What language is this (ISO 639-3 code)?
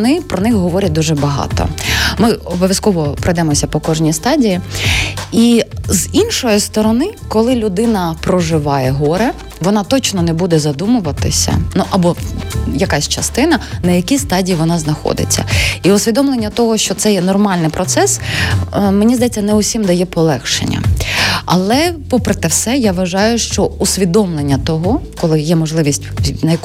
ukr